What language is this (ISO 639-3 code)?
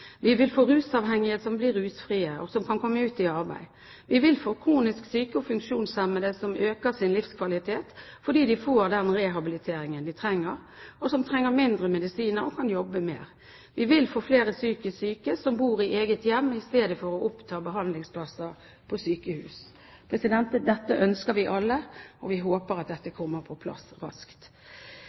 nob